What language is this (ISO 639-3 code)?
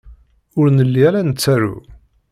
kab